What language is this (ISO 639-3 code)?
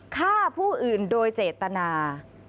tha